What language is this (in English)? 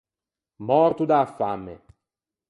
Ligurian